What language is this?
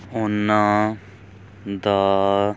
Punjabi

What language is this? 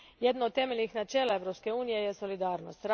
Croatian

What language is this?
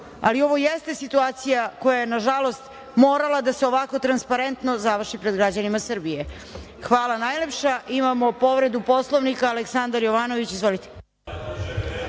Serbian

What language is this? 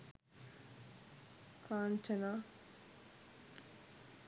Sinhala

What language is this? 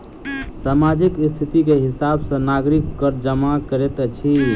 Maithili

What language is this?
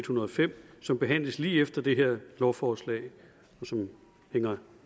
Danish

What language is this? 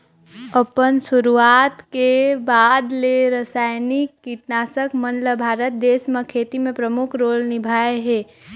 Chhattisgarhi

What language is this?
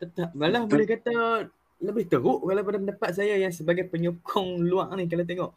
Malay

